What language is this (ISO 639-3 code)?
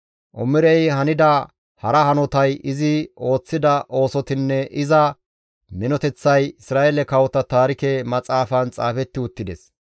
gmv